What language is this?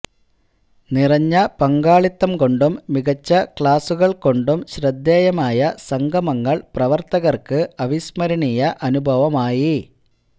Malayalam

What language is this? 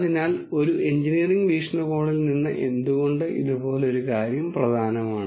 Malayalam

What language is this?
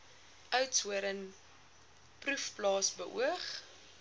Afrikaans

